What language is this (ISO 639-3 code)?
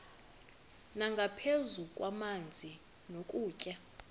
xho